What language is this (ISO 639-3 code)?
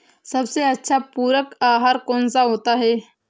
hin